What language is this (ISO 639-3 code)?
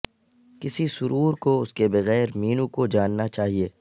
urd